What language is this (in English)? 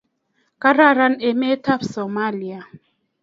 Kalenjin